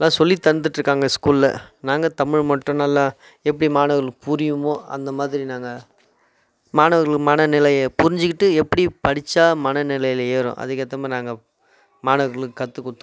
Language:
Tamil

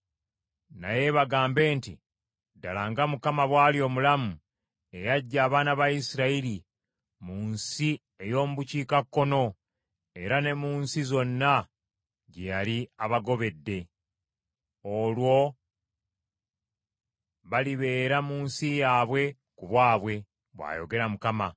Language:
Ganda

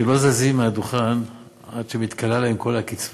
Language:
Hebrew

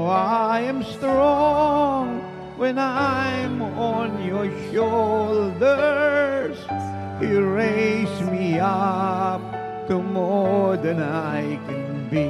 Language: Filipino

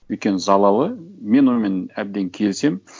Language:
Kazakh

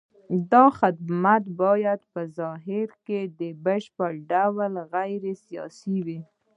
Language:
Pashto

